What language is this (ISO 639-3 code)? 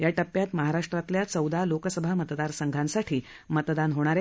mar